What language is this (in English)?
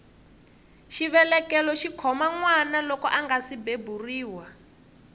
Tsonga